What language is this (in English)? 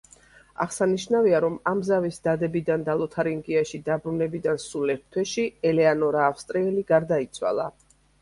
Georgian